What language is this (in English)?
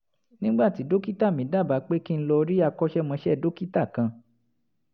Yoruba